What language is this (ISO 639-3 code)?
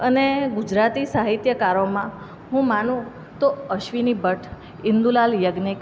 guj